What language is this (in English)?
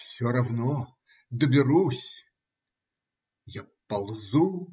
Russian